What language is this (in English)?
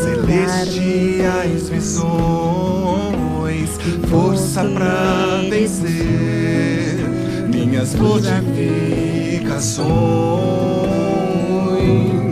Romanian